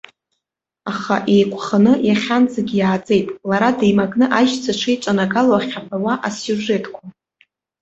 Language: Abkhazian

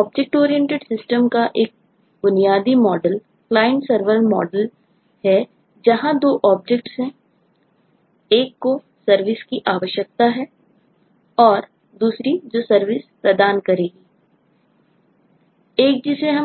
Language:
Hindi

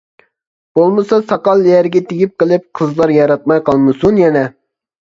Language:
Uyghur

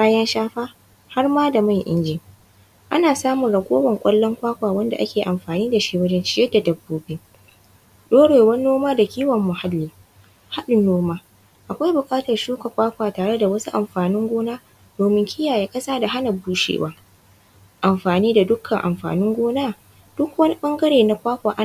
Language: Hausa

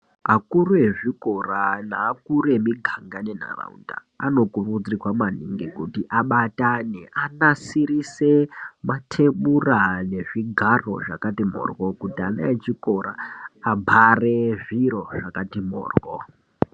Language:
Ndau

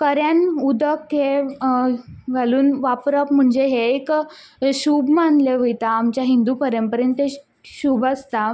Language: Konkani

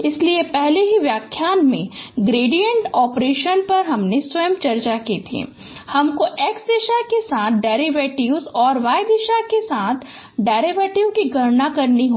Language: Hindi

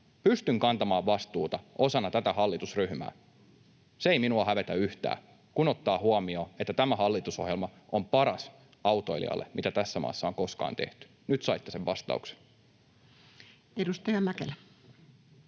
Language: Finnish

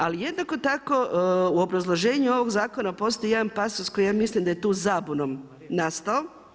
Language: Croatian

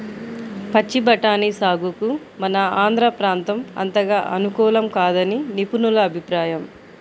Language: Telugu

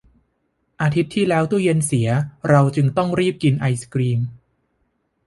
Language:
Thai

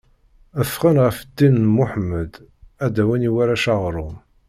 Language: Kabyle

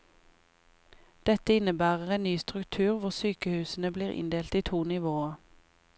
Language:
Norwegian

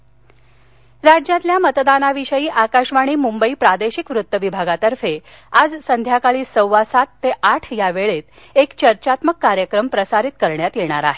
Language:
Marathi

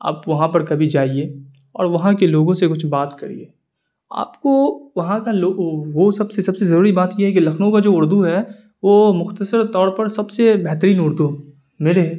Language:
Urdu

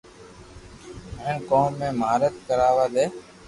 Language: Loarki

